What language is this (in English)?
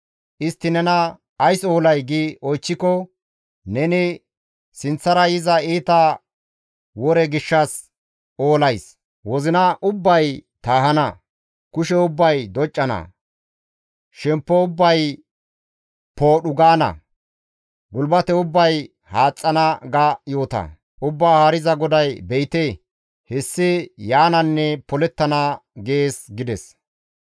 Gamo